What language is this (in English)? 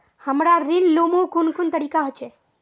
Magahi